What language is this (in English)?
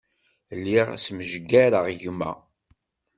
Kabyle